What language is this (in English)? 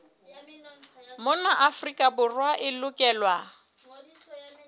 Southern Sotho